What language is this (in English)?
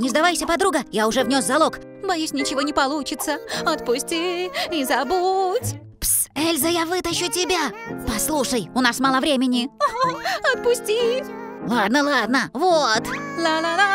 Russian